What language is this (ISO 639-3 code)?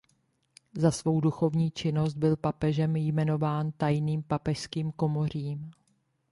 ces